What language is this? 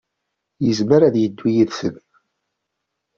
Kabyle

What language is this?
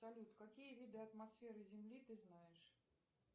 Russian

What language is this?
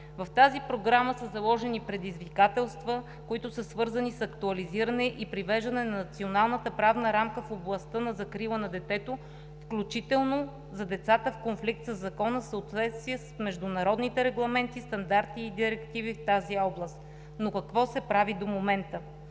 Bulgarian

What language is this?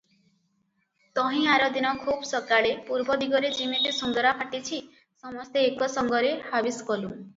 Odia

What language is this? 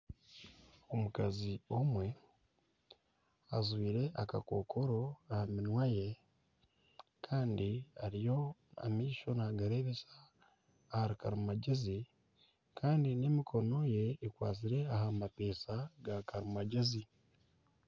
Nyankole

